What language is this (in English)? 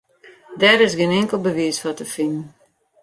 Western Frisian